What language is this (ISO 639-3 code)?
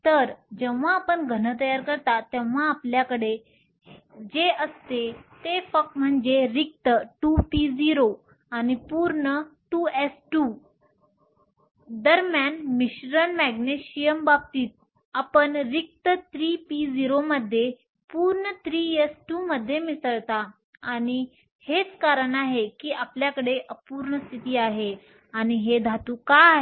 mar